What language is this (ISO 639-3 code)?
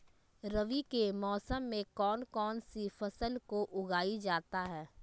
mag